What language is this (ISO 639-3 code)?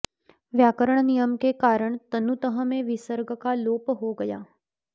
san